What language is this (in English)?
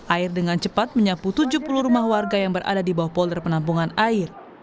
Indonesian